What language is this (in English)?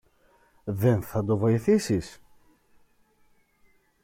Greek